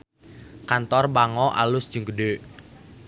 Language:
Sundanese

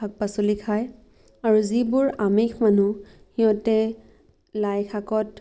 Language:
Assamese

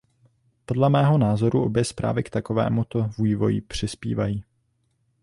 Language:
Czech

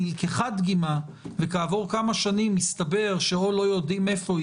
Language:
Hebrew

